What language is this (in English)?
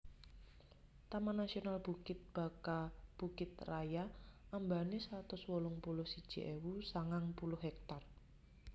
Javanese